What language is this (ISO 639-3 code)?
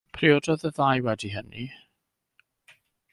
cym